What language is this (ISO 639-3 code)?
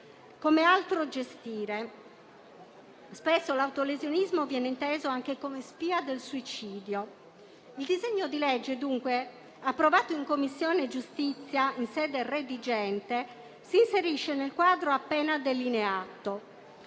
ita